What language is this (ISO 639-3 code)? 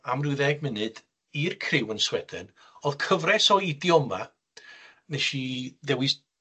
cym